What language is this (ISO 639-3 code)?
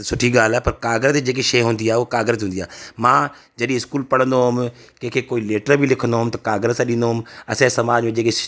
snd